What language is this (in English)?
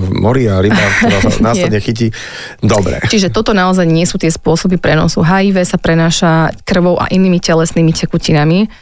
Slovak